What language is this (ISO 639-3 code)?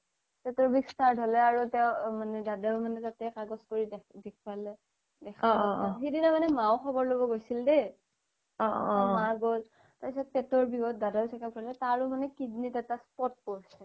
asm